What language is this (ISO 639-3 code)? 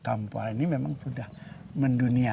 ind